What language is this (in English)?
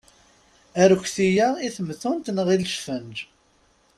Kabyle